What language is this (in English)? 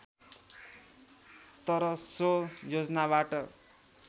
Nepali